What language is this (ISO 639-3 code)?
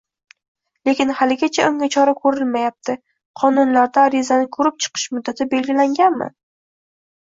uzb